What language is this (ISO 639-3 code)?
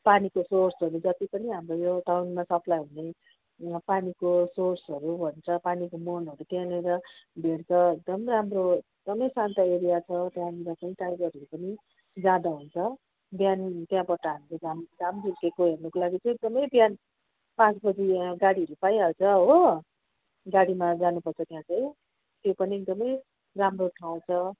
nep